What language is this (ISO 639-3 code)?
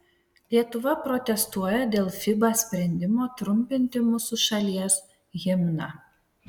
lit